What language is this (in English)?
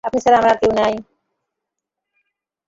Bangla